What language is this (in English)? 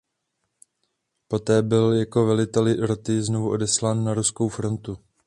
Czech